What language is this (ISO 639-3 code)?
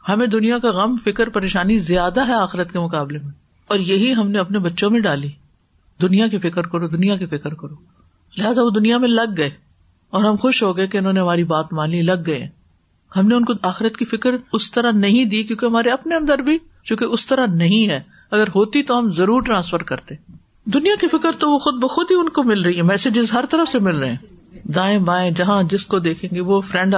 urd